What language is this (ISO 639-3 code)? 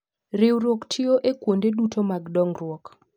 luo